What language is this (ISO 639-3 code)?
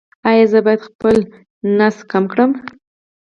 pus